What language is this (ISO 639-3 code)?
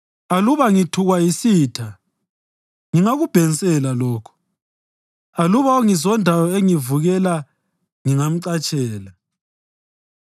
nde